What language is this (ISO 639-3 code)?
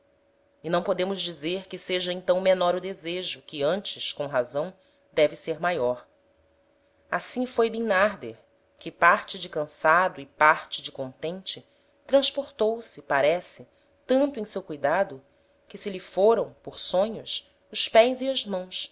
por